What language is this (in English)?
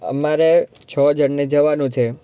Gujarati